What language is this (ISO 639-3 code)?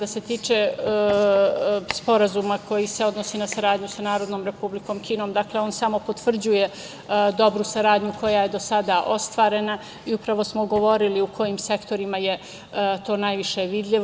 srp